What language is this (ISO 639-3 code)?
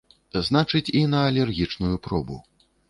bel